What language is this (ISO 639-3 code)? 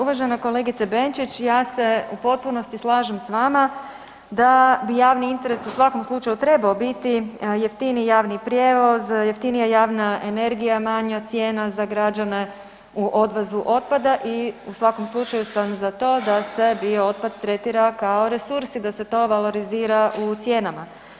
hrv